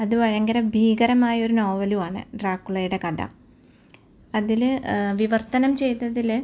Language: Malayalam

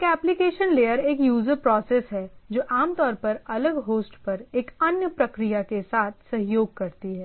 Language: Hindi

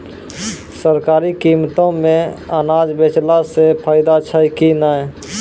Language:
Maithili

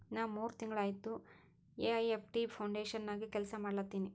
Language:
Kannada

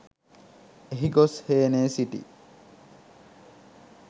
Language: Sinhala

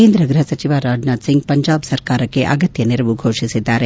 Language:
Kannada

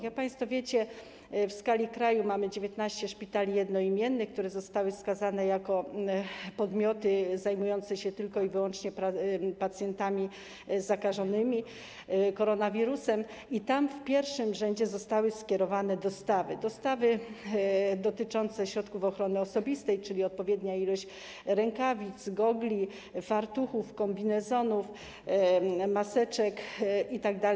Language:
Polish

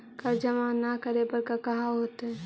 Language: Magahi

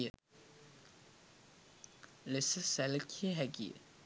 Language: Sinhala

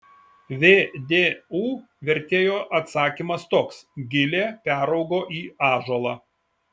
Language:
Lithuanian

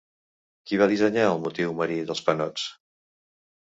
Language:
Catalan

